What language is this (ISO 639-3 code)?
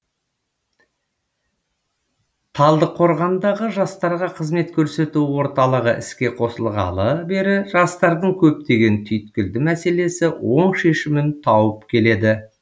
kaz